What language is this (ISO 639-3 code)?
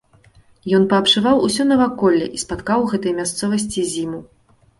bel